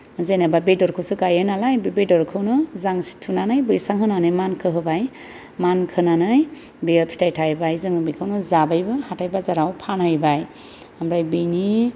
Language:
Bodo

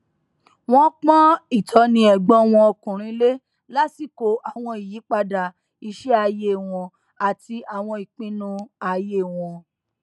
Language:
Yoruba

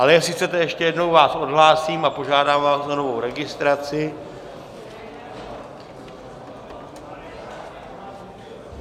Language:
Czech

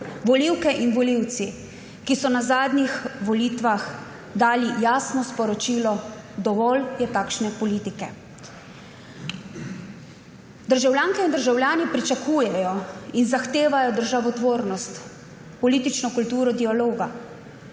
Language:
Slovenian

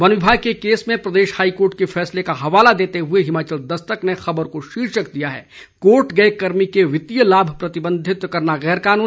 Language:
Hindi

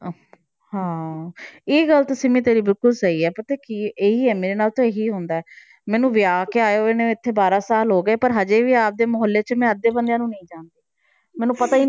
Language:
Punjabi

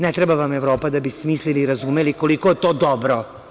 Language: Serbian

